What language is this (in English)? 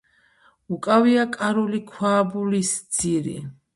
Georgian